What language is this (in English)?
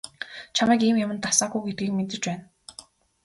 Mongolian